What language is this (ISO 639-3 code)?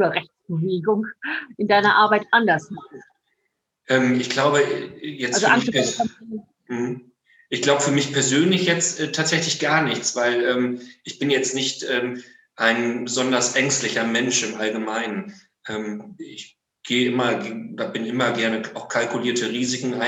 deu